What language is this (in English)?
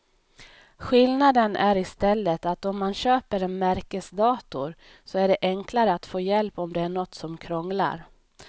Swedish